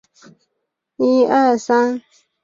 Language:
Chinese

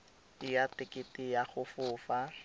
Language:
Tswana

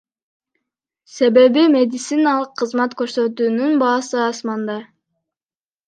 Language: Kyrgyz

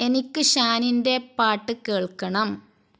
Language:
Malayalam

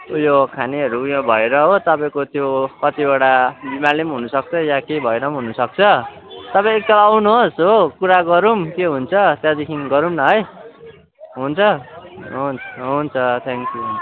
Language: Nepali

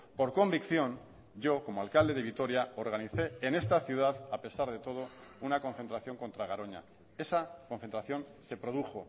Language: Spanish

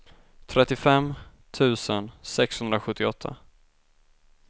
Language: Swedish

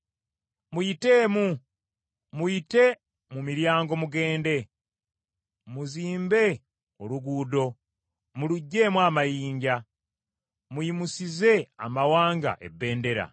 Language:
Ganda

